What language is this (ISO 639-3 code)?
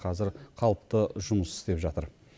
kaz